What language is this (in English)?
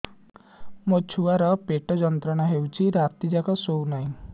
Odia